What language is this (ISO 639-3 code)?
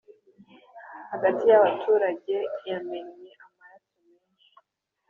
kin